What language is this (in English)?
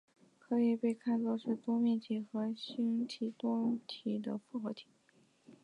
Chinese